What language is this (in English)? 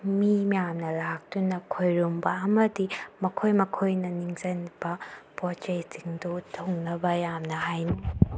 Manipuri